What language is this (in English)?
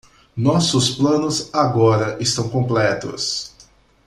Portuguese